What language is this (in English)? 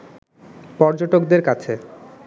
Bangla